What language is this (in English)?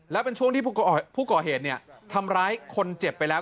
Thai